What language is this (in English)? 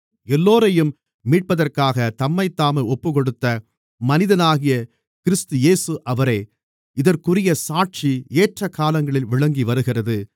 Tamil